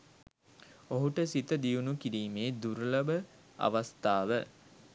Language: Sinhala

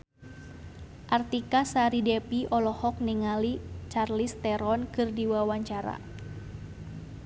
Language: Sundanese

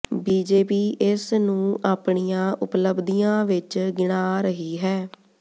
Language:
Punjabi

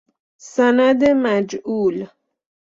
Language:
Persian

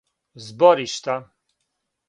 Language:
Serbian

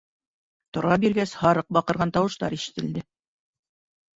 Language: Bashkir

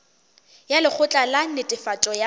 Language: Northern Sotho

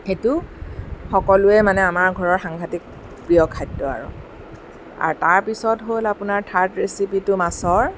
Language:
Assamese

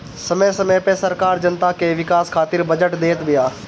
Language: Bhojpuri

